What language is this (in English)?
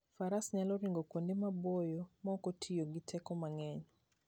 Luo (Kenya and Tanzania)